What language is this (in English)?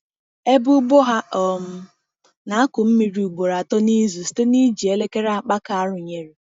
Igbo